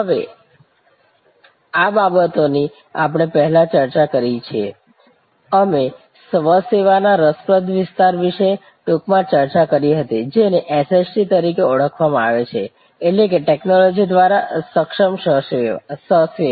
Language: Gujarati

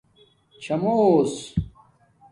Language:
Domaaki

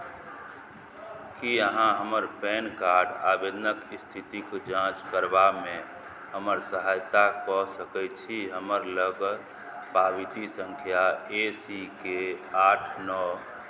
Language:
Maithili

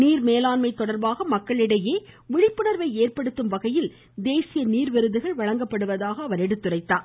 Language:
Tamil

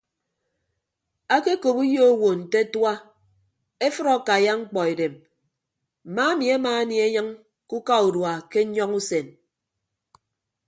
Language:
Ibibio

